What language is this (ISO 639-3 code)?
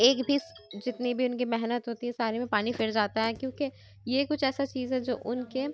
urd